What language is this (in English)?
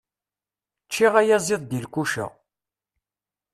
Kabyle